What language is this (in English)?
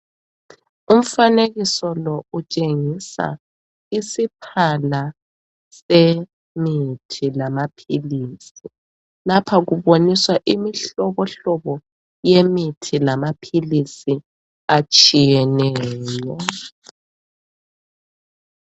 North Ndebele